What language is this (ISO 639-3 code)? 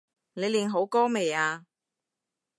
yue